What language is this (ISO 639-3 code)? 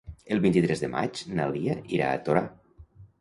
cat